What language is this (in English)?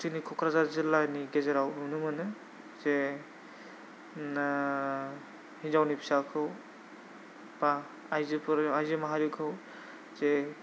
Bodo